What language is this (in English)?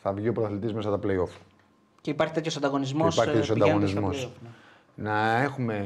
Greek